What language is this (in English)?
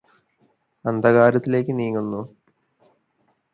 Malayalam